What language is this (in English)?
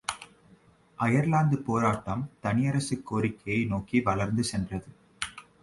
Tamil